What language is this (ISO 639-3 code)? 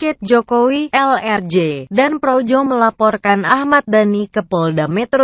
ind